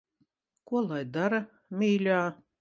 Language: Latvian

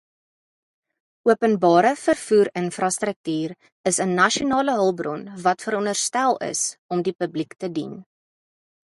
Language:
Afrikaans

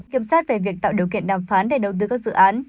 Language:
Vietnamese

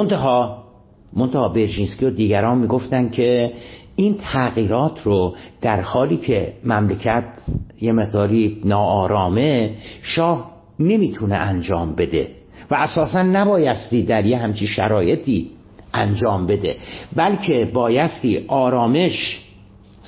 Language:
Persian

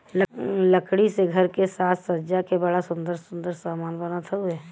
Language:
Bhojpuri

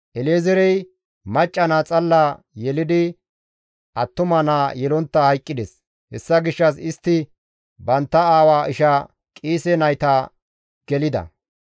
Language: Gamo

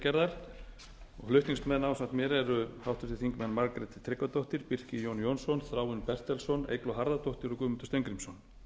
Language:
Icelandic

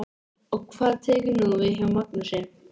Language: Icelandic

